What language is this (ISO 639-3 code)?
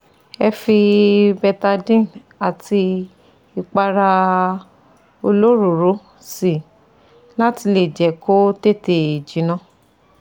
yor